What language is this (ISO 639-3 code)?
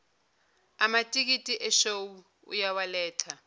zul